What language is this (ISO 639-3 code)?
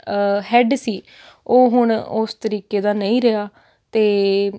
pan